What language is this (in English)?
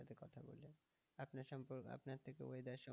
Bangla